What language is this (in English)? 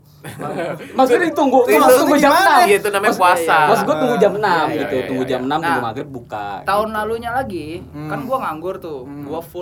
Indonesian